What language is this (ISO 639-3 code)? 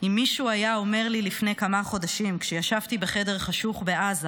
heb